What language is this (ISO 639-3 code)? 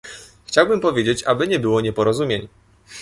pol